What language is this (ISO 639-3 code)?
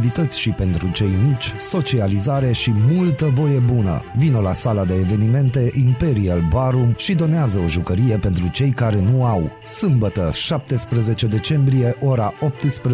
ron